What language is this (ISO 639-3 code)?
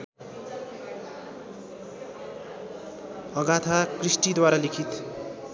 nep